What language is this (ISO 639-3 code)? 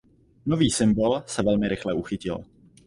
ces